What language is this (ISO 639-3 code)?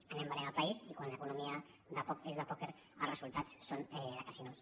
cat